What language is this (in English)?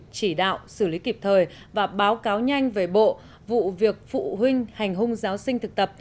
Vietnamese